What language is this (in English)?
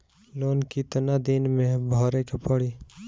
Bhojpuri